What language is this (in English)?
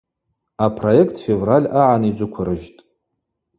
Abaza